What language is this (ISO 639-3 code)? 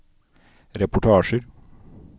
nor